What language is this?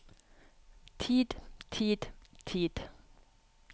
Norwegian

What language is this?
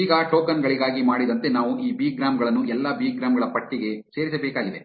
Kannada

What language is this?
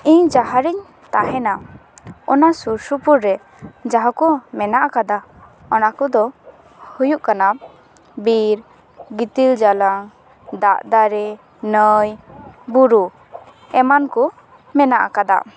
Santali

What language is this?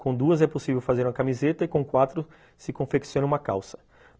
Portuguese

